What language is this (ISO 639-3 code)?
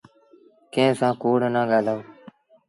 sbn